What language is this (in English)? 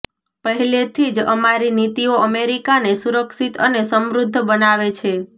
Gujarati